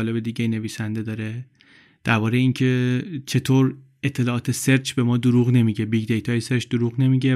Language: Persian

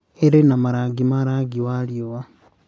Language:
Kikuyu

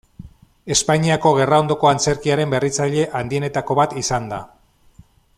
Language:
Basque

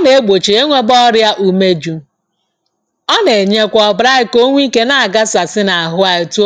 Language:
Igbo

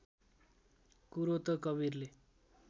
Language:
Nepali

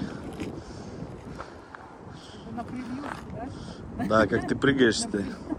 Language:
Russian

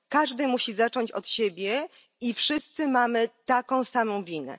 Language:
Polish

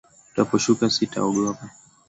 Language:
Swahili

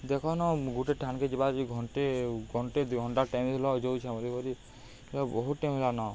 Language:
Odia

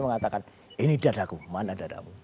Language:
Indonesian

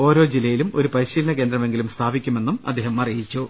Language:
Malayalam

